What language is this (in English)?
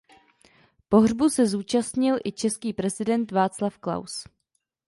Czech